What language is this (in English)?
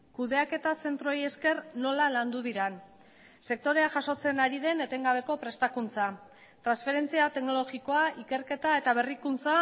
Basque